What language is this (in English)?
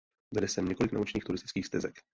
Czech